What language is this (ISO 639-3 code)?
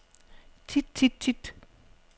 dan